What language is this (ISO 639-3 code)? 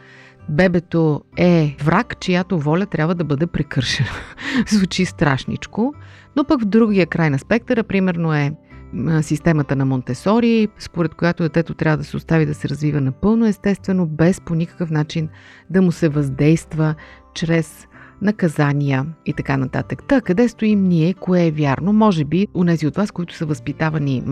bul